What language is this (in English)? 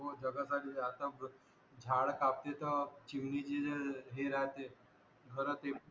Marathi